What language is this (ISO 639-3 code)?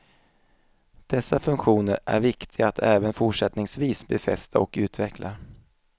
swe